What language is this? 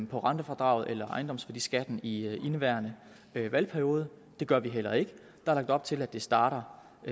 Danish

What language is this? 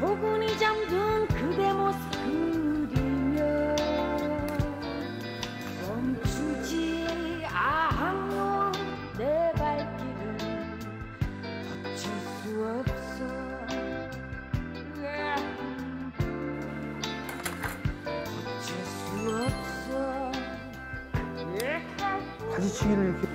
Korean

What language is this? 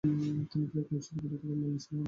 Bangla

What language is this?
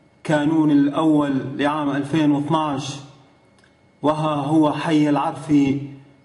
Arabic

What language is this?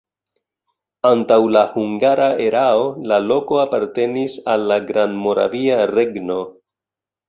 Esperanto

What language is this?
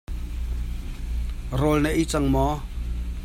Hakha Chin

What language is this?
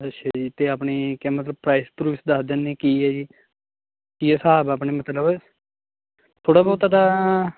Punjabi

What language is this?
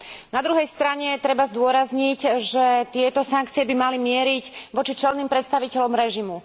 Slovak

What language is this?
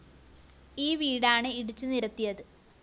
Malayalam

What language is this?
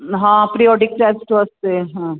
Punjabi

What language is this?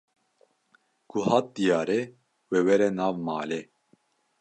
Kurdish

